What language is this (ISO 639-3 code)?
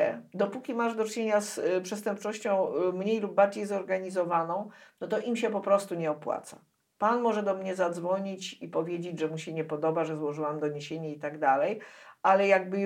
pol